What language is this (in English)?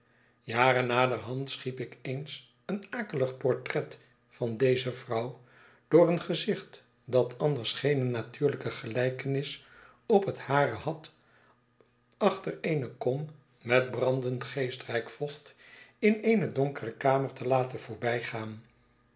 Dutch